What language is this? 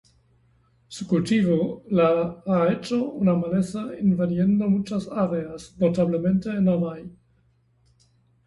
Spanish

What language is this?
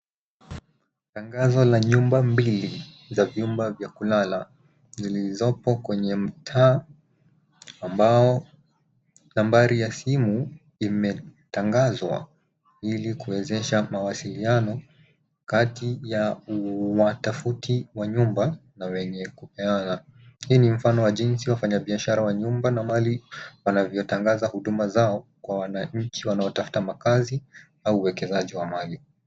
Swahili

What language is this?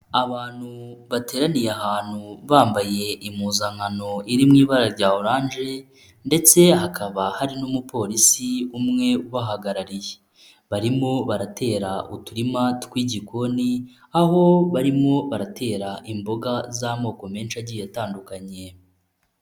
Kinyarwanda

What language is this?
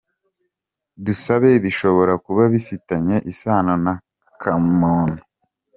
Kinyarwanda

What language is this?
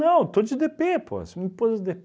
Portuguese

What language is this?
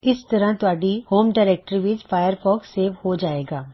Punjabi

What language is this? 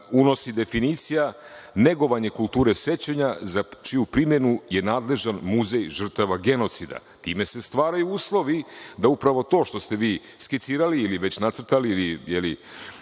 Serbian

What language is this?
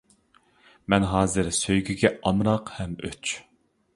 Uyghur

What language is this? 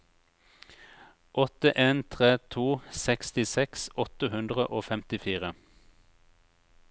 Norwegian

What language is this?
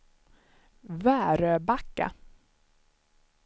Swedish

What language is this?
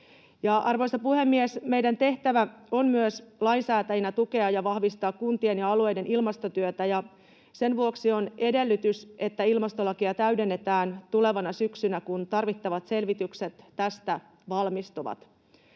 Finnish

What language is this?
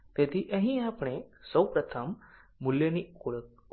Gujarati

